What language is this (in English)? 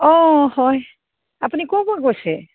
Assamese